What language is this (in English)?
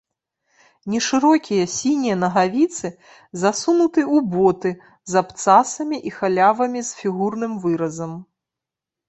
Belarusian